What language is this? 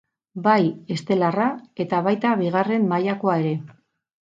Basque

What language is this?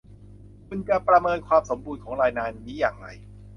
Thai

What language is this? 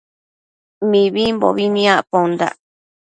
Matsés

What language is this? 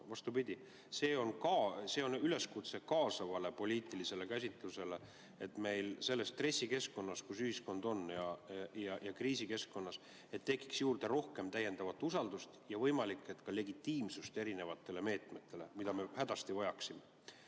Estonian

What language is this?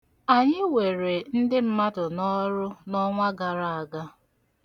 Igbo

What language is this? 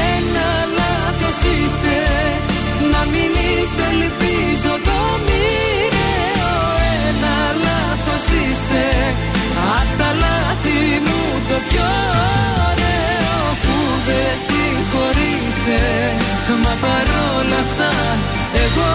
Greek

